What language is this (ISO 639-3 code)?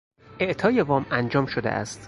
fas